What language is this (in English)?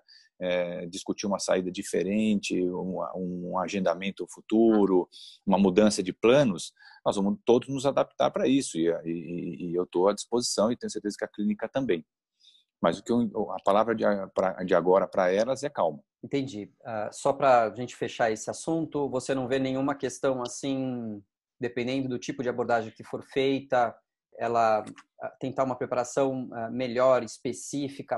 Portuguese